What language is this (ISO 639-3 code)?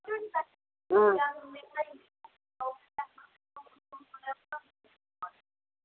doi